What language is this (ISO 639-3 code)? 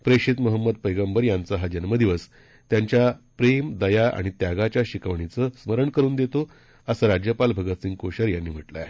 mar